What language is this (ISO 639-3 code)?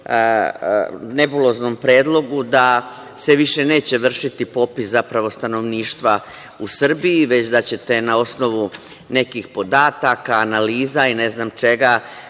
srp